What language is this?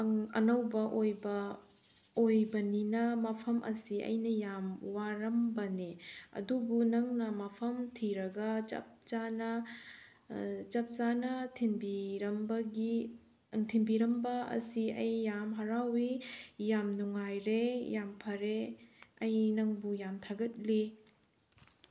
Manipuri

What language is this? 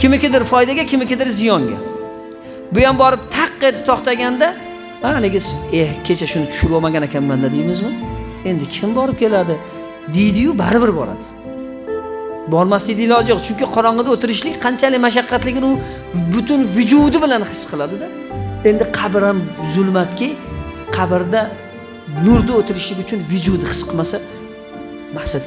Turkish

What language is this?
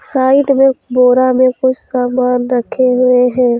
Hindi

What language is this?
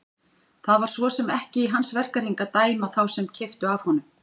Icelandic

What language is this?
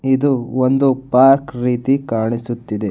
Kannada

